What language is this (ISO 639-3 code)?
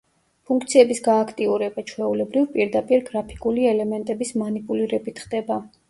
kat